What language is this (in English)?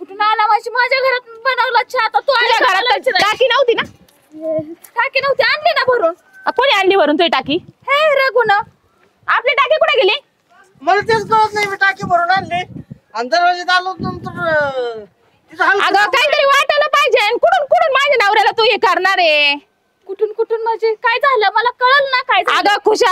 Marathi